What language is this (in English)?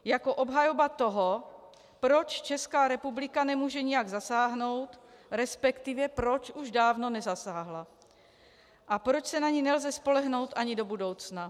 Czech